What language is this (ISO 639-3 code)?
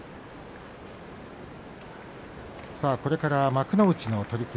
jpn